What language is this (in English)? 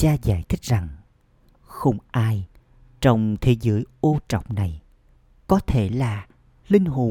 Vietnamese